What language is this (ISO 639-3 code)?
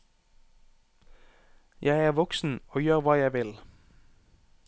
nor